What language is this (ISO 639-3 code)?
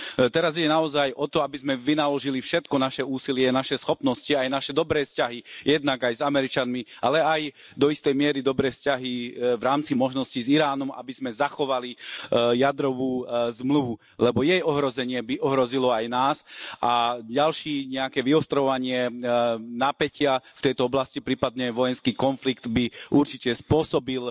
slk